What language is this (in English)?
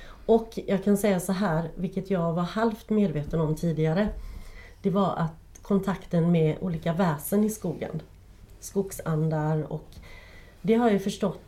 Swedish